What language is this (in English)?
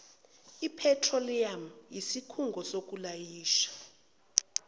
Zulu